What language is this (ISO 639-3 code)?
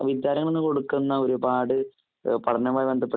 mal